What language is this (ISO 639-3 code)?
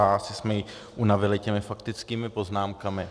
ces